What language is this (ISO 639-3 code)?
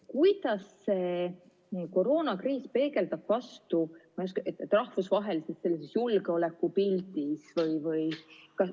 est